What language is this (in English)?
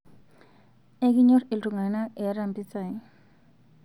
Masai